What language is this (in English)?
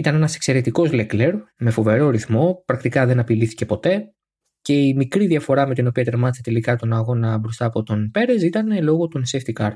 Greek